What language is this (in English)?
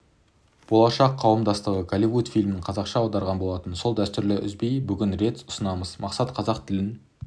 Kazakh